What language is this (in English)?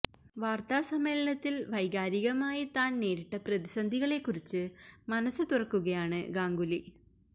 Malayalam